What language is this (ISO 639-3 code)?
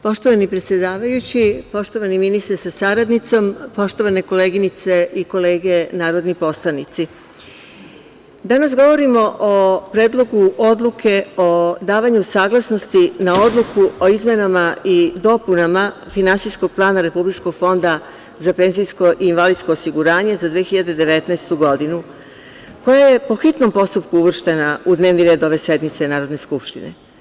srp